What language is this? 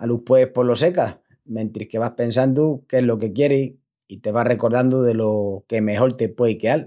Extremaduran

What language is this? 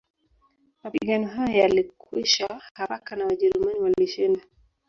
Swahili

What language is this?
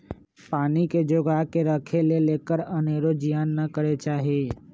Magahi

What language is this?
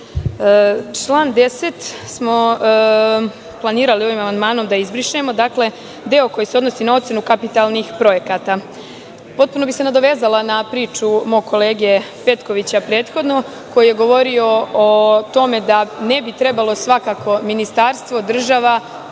Serbian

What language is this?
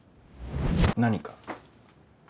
Japanese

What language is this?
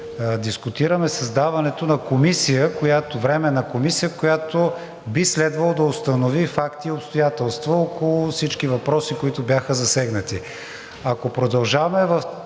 Bulgarian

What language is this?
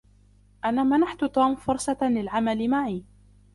Arabic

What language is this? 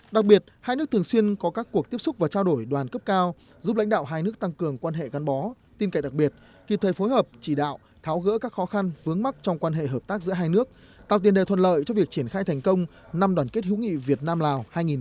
Vietnamese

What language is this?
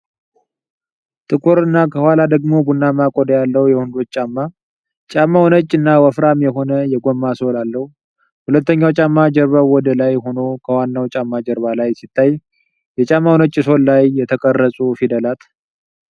Amharic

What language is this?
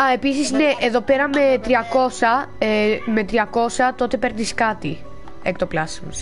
Greek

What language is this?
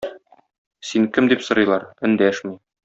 Tatar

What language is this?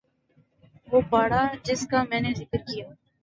Urdu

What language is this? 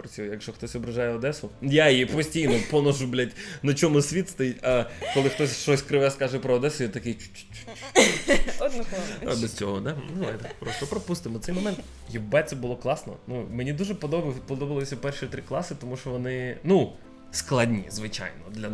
Russian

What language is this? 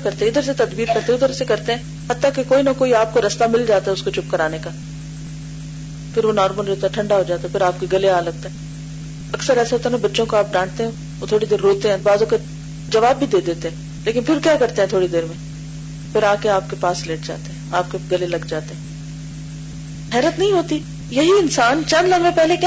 Urdu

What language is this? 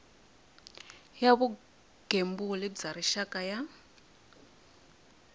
Tsonga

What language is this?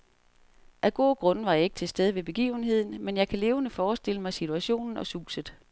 Danish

